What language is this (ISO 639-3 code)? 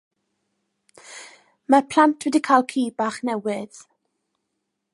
cym